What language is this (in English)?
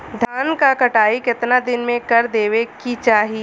Bhojpuri